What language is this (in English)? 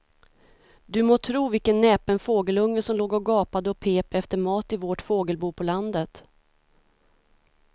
Swedish